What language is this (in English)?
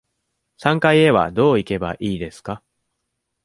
Japanese